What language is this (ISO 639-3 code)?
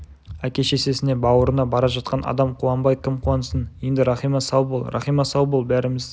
kaz